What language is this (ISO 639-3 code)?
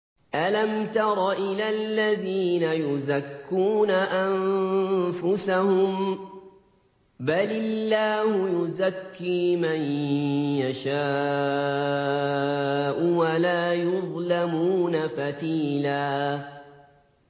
ara